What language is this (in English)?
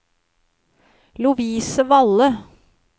Norwegian